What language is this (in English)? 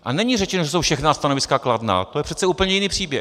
Czech